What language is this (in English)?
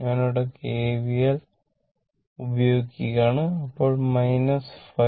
Malayalam